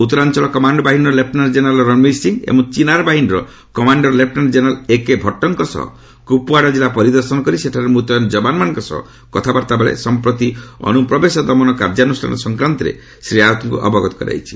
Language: Odia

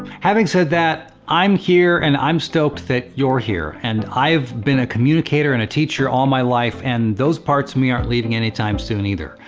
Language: English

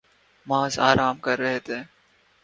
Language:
Urdu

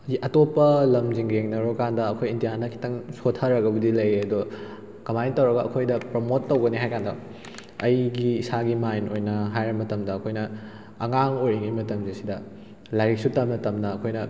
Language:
Manipuri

